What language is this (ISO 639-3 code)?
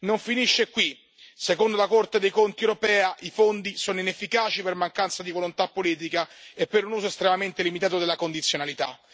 ita